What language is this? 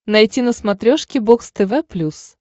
Russian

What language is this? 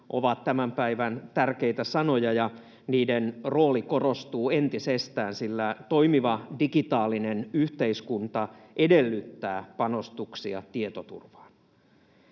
Finnish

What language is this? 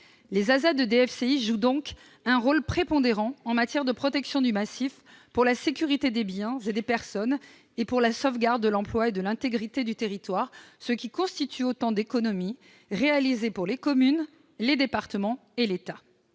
French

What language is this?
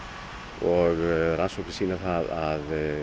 Icelandic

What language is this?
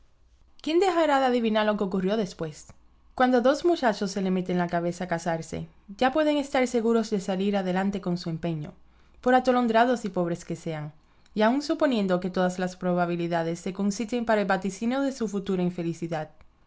Spanish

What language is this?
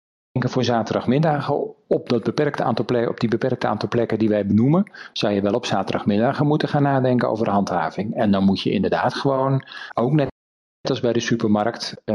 Dutch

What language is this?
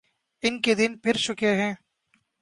Urdu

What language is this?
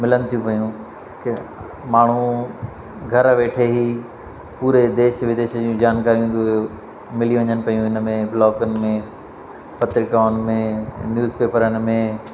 Sindhi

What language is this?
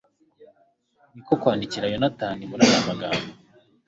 Kinyarwanda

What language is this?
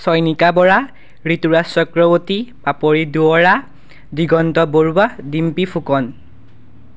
Assamese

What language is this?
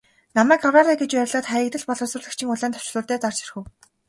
Mongolian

